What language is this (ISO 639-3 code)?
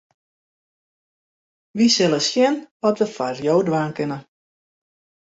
fry